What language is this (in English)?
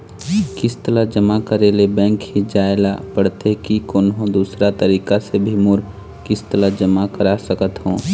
Chhattisgarhi